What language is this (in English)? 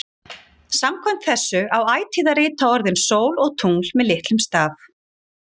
Icelandic